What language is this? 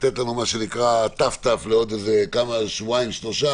Hebrew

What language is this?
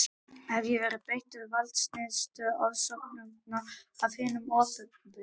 Icelandic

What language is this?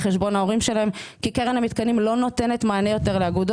Hebrew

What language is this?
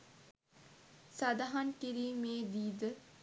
Sinhala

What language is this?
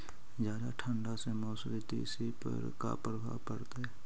Magahi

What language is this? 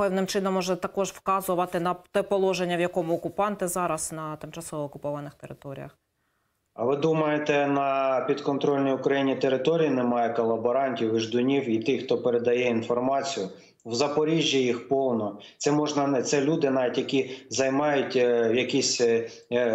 Ukrainian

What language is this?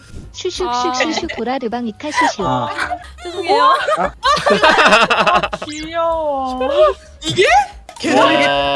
Korean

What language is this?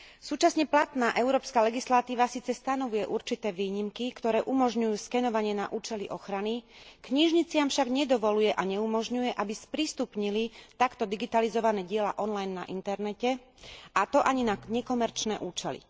Slovak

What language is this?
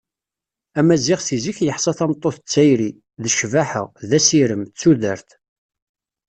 Kabyle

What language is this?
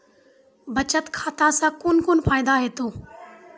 Maithili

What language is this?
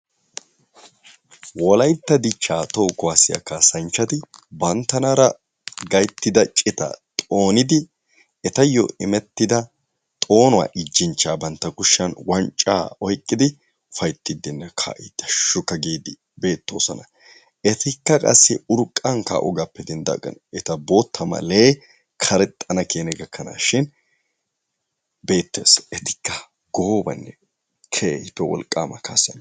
Wolaytta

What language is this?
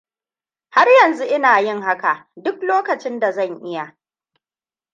Hausa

